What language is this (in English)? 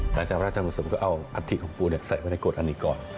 Thai